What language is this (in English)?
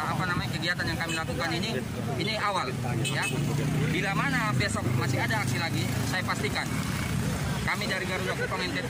Indonesian